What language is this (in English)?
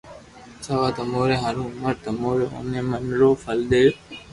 Loarki